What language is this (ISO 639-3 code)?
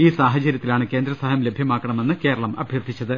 mal